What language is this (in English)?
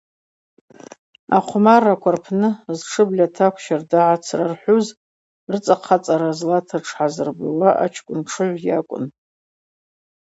Abaza